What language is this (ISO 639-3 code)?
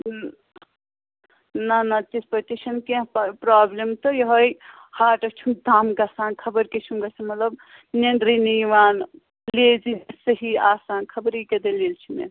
kas